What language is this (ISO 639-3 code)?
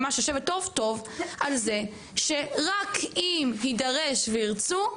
heb